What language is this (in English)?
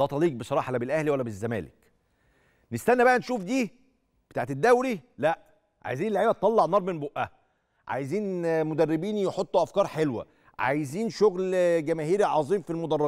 Arabic